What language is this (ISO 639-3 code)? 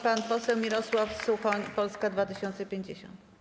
pol